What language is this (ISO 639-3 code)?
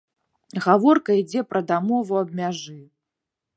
bel